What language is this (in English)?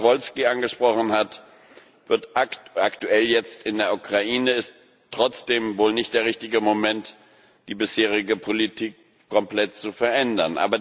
German